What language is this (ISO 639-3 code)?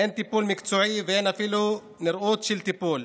heb